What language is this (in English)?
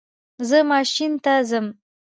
Pashto